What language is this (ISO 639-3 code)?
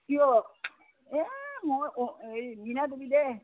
asm